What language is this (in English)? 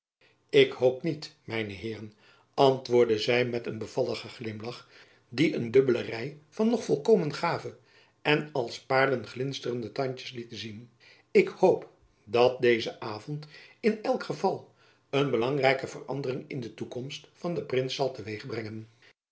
Dutch